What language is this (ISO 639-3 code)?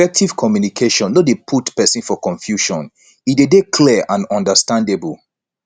pcm